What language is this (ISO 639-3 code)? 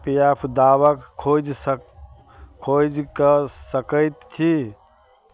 mai